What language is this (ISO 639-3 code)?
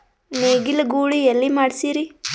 kan